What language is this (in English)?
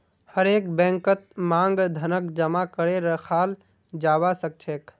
Magahi